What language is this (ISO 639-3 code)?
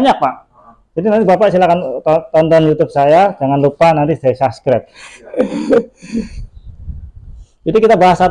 ind